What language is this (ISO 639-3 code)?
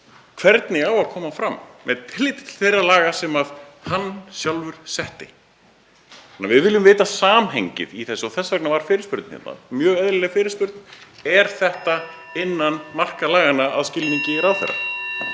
isl